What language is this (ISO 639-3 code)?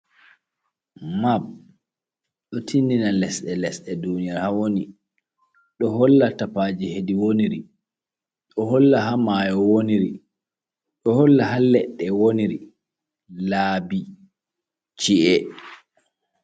ful